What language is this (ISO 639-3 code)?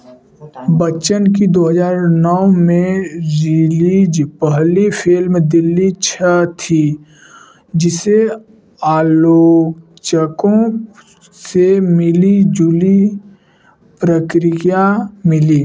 hin